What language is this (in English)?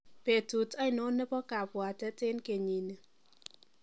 Kalenjin